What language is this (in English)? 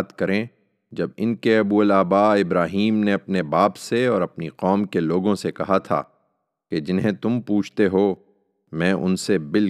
Urdu